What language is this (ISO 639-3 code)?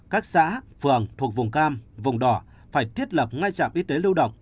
vie